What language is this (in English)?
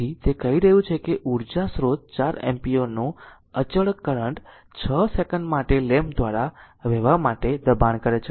Gujarati